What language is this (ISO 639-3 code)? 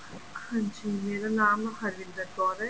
pan